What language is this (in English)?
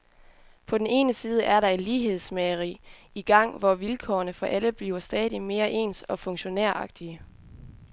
Danish